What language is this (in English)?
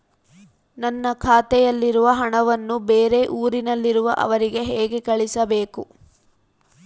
Kannada